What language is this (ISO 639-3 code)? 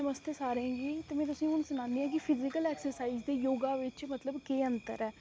doi